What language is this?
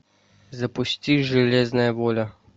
Russian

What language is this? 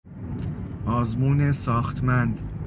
Persian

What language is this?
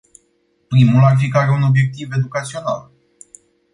Romanian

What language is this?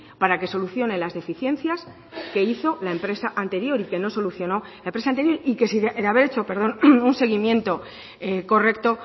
Spanish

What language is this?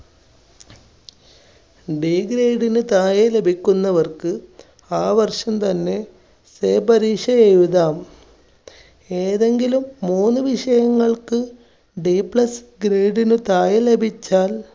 Malayalam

